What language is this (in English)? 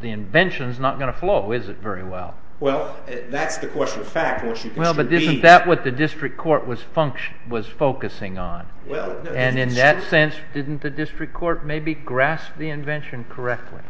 English